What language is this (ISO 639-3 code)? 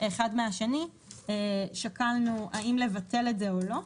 heb